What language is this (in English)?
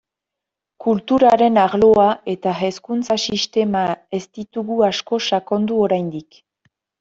Basque